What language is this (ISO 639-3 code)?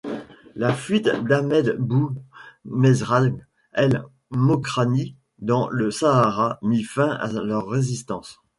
fra